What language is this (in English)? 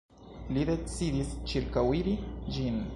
Esperanto